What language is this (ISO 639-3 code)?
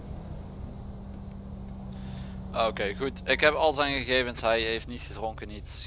nld